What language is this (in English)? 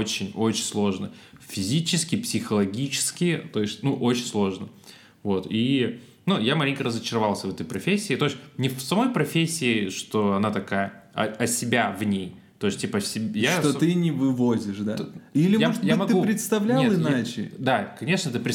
Russian